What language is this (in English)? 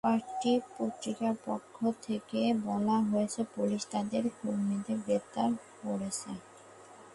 Bangla